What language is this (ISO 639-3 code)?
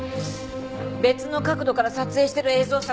jpn